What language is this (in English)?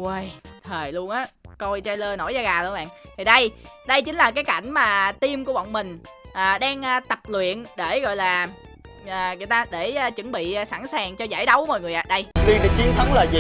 Vietnamese